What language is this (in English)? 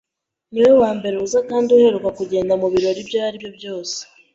Kinyarwanda